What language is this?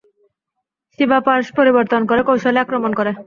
Bangla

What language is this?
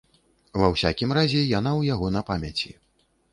Belarusian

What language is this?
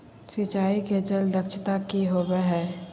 Magahi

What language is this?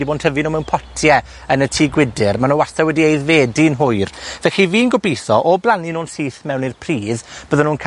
Welsh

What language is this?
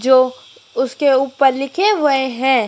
Hindi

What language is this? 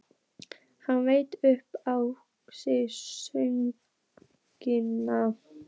Icelandic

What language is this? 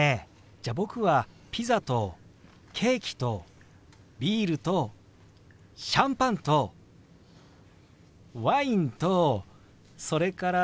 Japanese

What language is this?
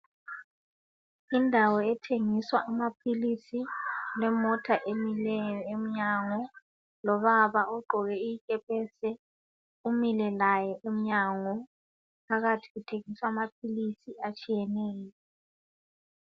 North Ndebele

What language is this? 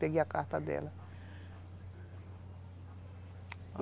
Portuguese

